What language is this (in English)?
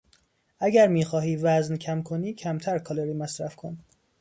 Persian